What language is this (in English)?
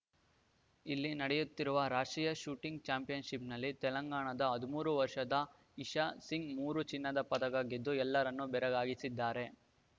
Kannada